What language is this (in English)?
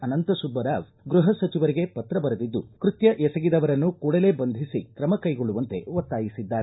Kannada